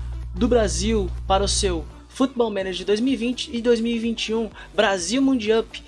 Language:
Portuguese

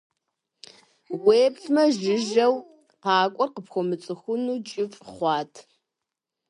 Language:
Kabardian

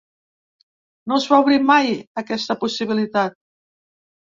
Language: Catalan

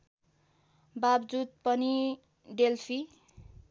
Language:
Nepali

